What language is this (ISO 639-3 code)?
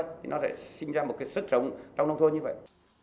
vie